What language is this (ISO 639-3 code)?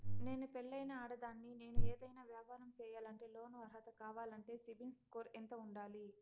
tel